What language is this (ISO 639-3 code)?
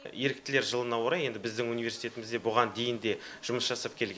kaz